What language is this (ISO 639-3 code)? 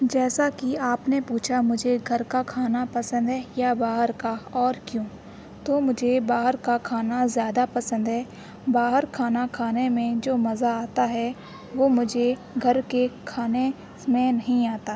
urd